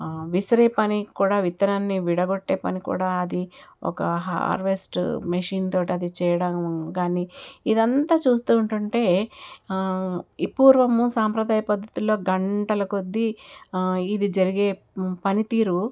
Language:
Telugu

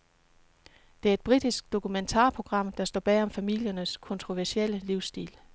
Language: Danish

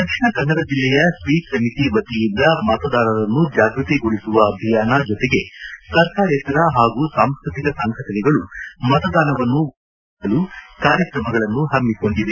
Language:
Kannada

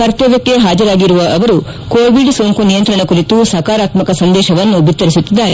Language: Kannada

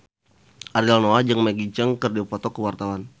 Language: Sundanese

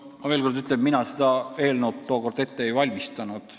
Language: Estonian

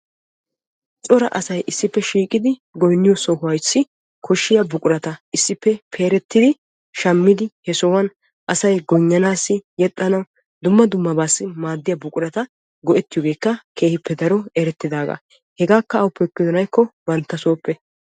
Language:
Wolaytta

